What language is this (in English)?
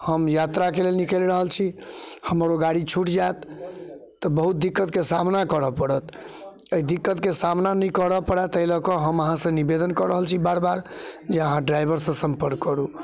Maithili